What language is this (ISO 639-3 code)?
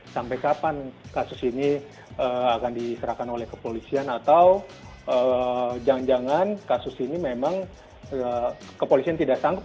ind